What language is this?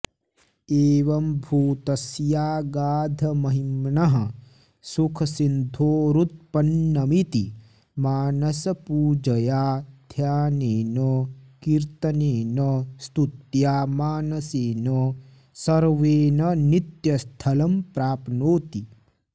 Sanskrit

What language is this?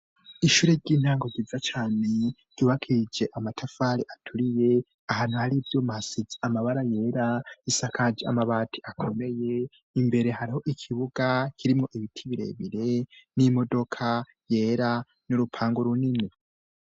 Rundi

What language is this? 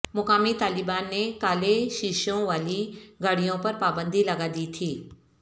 Urdu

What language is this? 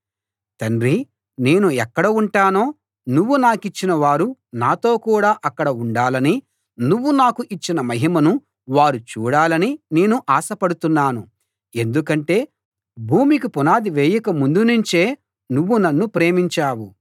Telugu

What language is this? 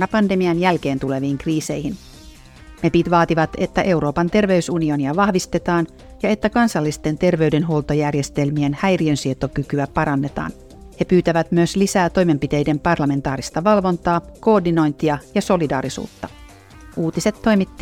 Finnish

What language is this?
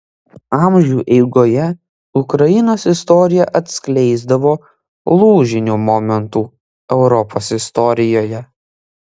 Lithuanian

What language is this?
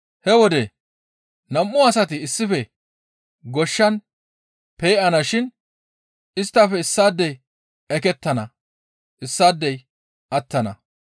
Gamo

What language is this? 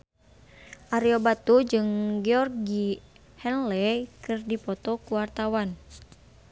Sundanese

